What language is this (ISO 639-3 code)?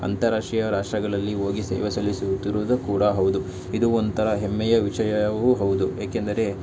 kan